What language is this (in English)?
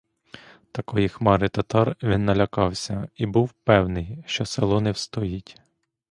Ukrainian